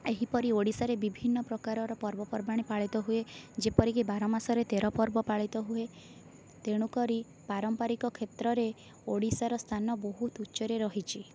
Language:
Odia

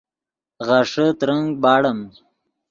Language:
Yidgha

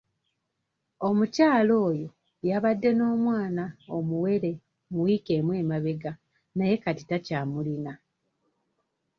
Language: Ganda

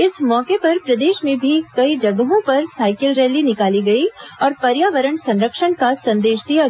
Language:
Hindi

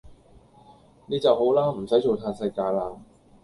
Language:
Cantonese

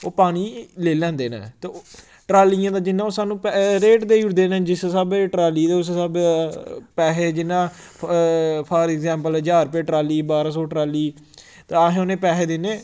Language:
Dogri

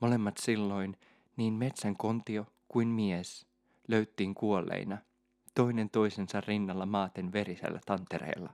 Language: Finnish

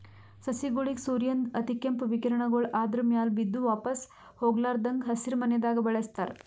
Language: Kannada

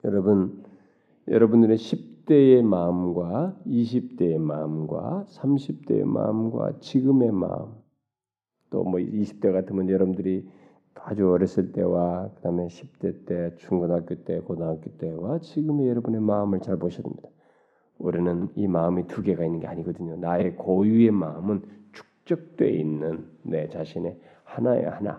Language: Korean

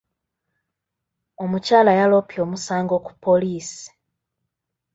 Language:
Ganda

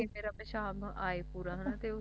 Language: Punjabi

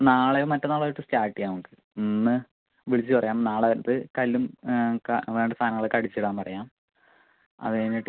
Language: Malayalam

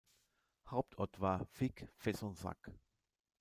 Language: German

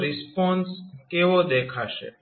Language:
Gujarati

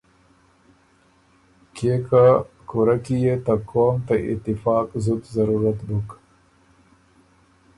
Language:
Ormuri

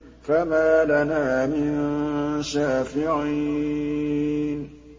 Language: Arabic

